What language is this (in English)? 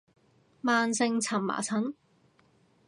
Cantonese